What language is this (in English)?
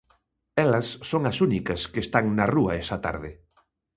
Galician